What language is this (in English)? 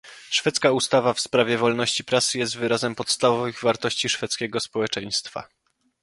Polish